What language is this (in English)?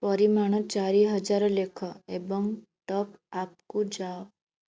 Odia